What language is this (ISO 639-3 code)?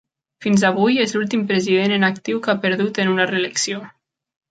cat